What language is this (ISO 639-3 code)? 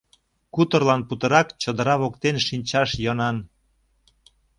chm